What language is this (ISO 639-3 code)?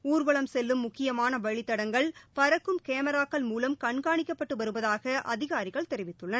tam